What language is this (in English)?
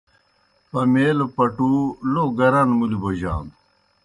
Kohistani Shina